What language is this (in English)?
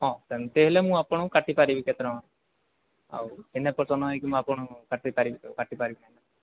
Odia